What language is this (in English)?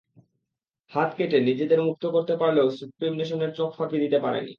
Bangla